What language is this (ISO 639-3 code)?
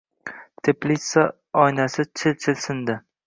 uzb